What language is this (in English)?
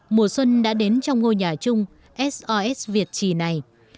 Vietnamese